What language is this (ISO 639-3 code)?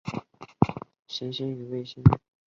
zho